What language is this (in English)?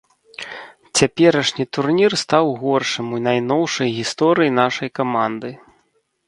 Belarusian